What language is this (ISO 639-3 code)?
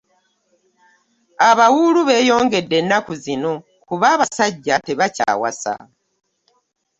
lug